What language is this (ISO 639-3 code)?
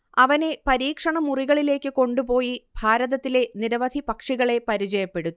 mal